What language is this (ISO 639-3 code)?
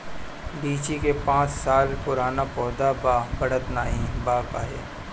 bho